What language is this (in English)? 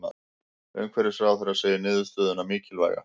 Icelandic